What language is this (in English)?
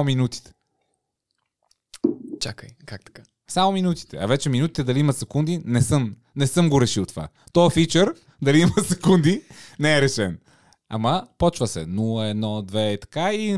Bulgarian